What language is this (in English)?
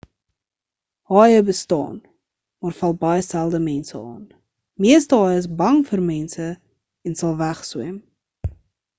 Afrikaans